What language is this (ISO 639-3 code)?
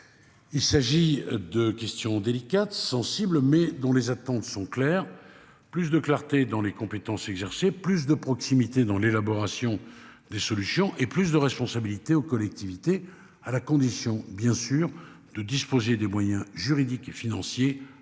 fra